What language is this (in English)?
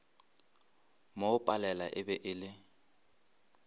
Northern Sotho